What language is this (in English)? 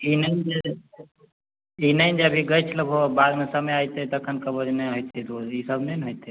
Maithili